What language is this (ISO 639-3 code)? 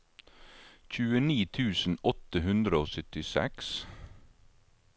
nor